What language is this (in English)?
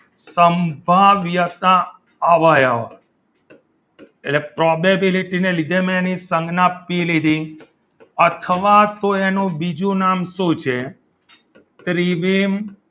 Gujarati